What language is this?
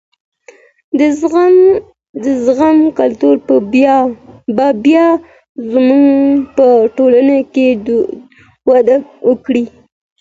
Pashto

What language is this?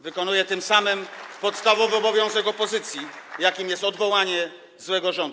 Polish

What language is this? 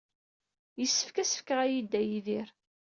Kabyle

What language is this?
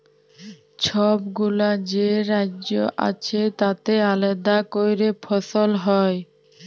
Bangla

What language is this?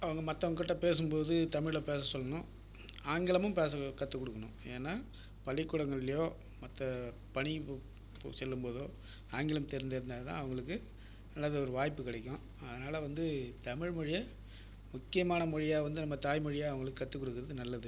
Tamil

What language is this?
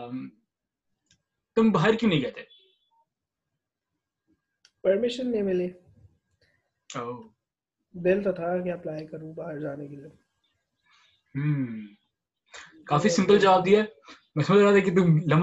Urdu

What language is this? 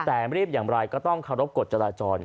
Thai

